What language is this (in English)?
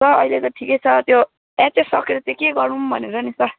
Nepali